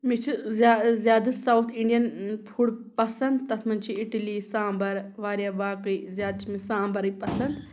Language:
Kashmiri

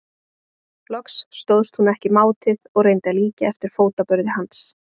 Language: Icelandic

